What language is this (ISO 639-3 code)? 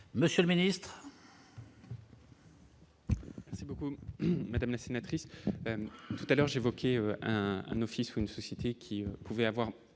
fra